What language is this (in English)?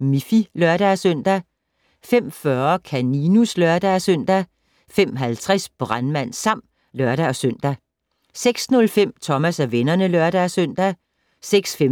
Danish